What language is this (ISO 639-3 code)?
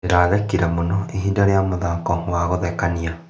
kik